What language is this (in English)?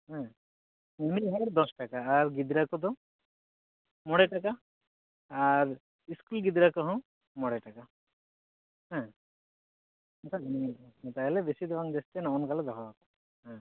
Santali